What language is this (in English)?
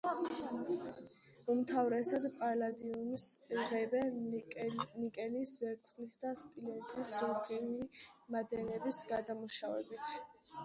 Georgian